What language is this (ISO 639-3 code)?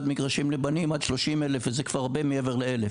heb